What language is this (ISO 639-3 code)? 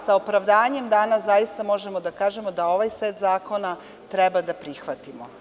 srp